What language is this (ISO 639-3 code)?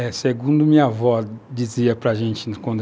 por